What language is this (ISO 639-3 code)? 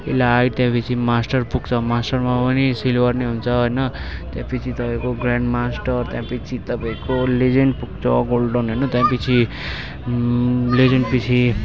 nep